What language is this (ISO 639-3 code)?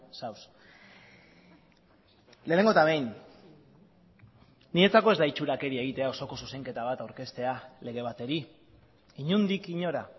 eus